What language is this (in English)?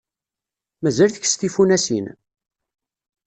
Kabyle